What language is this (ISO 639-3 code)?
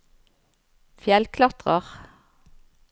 nor